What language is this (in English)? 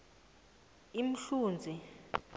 South Ndebele